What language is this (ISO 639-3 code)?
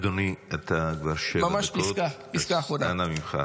heb